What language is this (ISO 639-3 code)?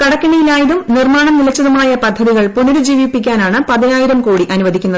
mal